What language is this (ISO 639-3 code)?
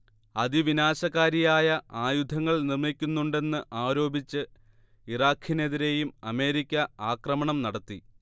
mal